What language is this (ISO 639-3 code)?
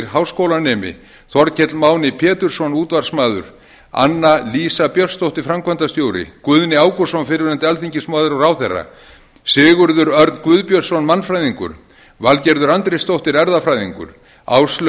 isl